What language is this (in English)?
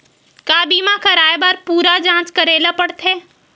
Chhattisgarhi